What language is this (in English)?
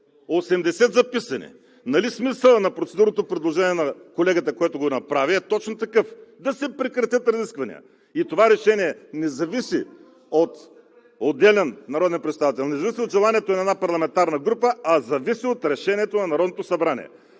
Bulgarian